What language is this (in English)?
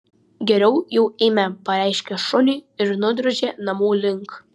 Lithuanian